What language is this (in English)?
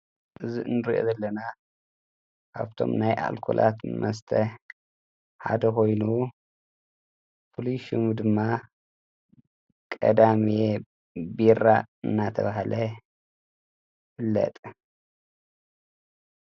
Tigrinya